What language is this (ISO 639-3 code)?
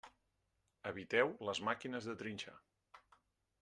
cat